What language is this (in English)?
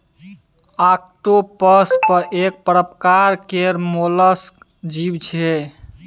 Maithili